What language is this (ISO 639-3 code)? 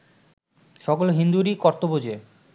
ben